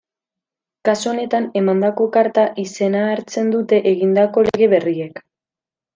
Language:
Basque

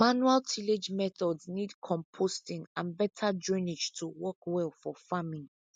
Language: Nigerian Pidgin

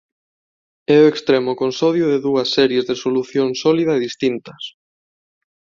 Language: Galician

